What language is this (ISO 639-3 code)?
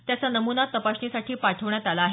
mar